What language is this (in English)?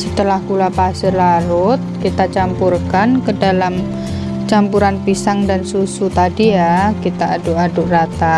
Indonesian